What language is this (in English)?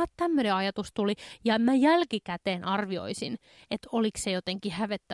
Finnish